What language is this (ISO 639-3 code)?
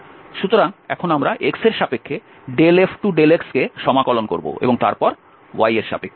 ben